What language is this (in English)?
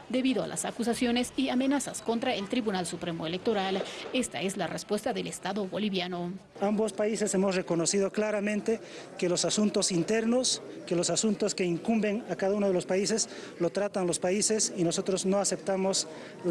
Spanish